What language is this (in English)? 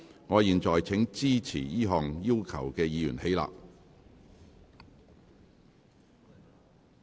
Cantonese